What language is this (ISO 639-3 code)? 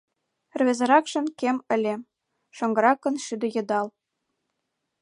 chm